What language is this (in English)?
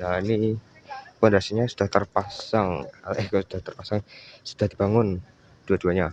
Indonesian